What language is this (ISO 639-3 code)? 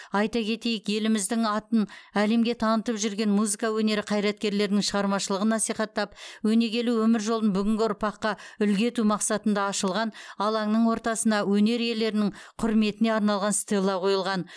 kaz